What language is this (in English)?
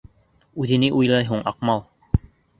Bashkir